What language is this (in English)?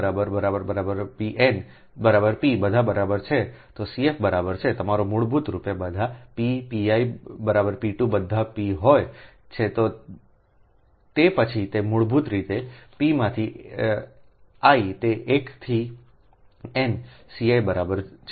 Gujarati